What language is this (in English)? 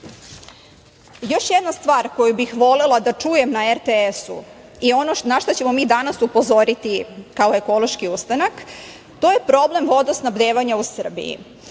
Serbian